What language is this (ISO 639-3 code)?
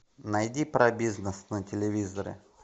rus